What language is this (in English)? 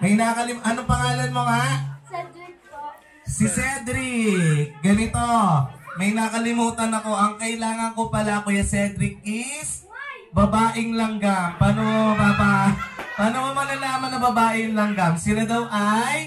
Filipino